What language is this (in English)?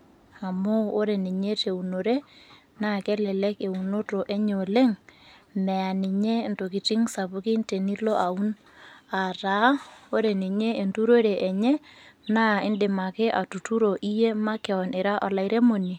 Masai